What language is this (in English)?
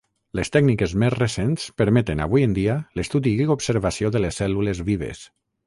Catalan